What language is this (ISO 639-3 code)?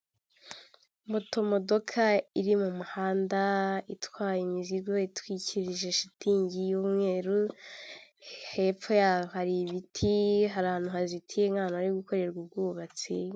kin